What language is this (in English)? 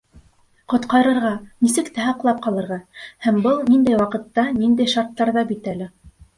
Bashkir